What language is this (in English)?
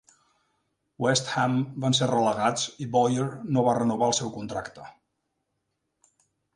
Catalan